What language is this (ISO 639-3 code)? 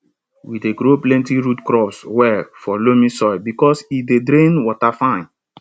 pcm